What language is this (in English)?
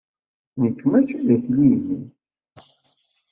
Kabyle